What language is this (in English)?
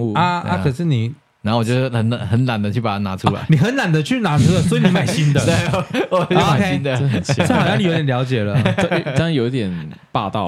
Chinese